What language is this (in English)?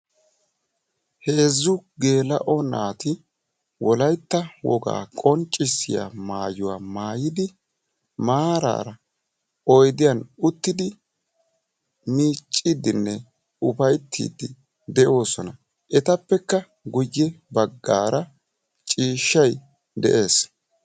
Wolaytta